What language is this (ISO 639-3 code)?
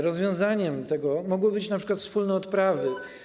pol